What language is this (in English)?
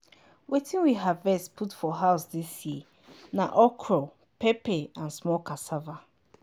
Nigerian Pidgin